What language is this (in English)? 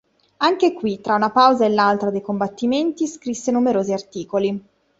Italian